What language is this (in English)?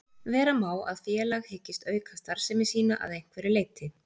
Icelandic